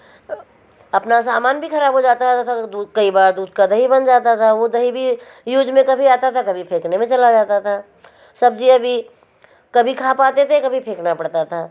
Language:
Hindi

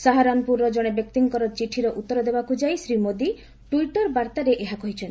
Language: Odia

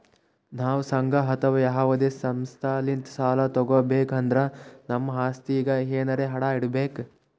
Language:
Kannada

